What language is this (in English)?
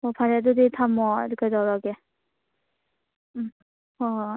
Manipuri